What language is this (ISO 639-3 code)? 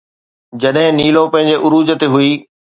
snd